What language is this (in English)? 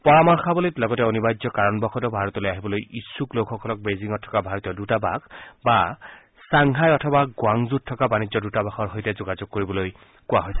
Assamese